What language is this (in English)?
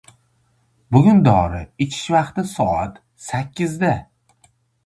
Uzbek